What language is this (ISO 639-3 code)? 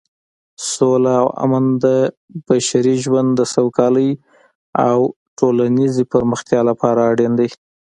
pus